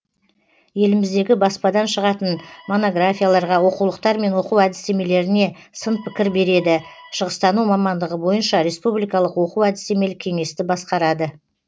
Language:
Kazakh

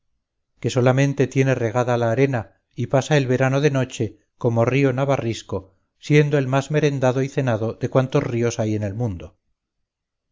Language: Spanish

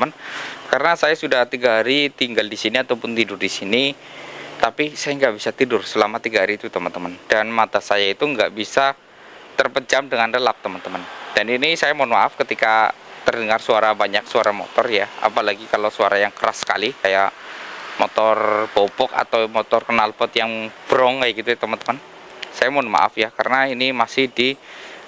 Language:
Indonesian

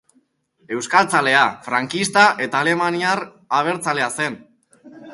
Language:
Basque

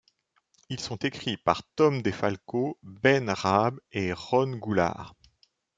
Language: French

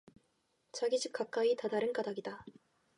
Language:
Korean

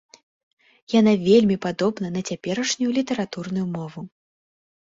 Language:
Belarusian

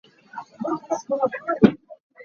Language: Hakha Chin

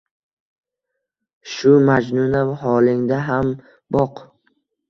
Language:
Uzbek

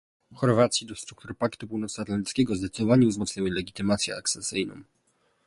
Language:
Polish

